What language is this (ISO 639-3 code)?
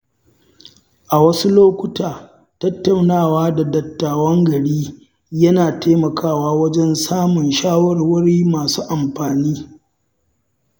hau